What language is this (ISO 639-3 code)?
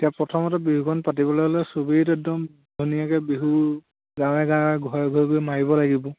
asm